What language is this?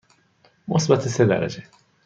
Persian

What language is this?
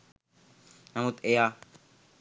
Sinhala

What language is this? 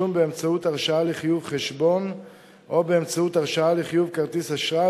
Hebrew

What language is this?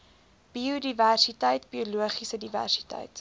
Afrikaans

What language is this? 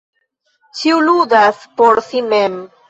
Esperanto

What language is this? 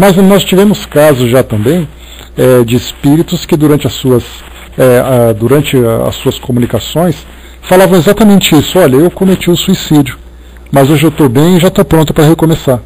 Portuguese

